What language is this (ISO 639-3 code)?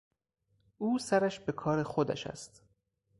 fas